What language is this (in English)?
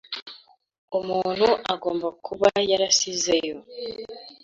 Kinyarwanda